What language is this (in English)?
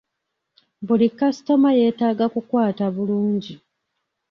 Ganda